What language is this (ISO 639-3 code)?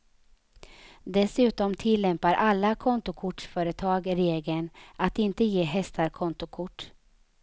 swe